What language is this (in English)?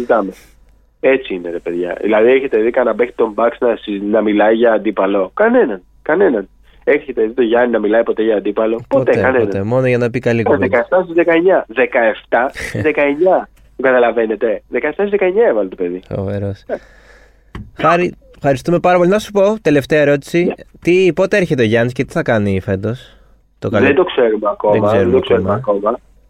Greek